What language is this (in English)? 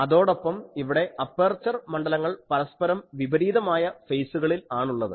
Malayalam